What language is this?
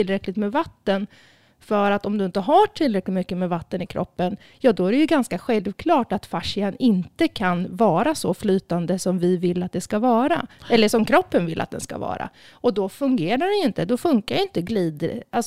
Swedish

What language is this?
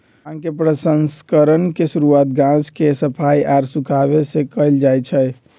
Magahi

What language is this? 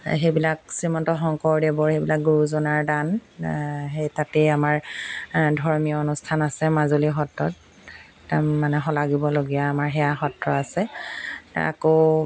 Assamese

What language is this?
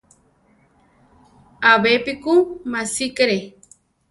Central Tarahumara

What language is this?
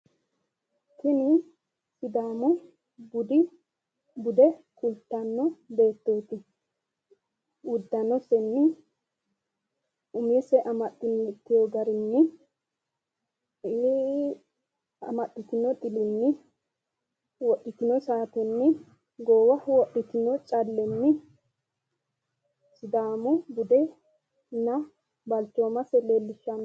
Sidamo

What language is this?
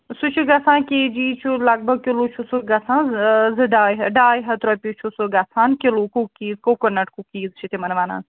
Kashmiri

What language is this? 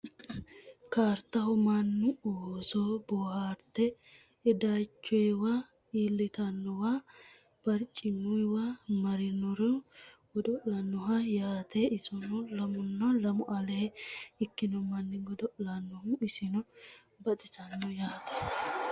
Sidamo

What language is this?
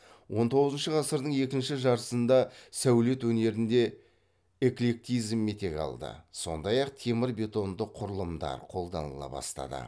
Kazakh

